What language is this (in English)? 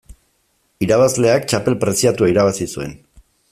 Basque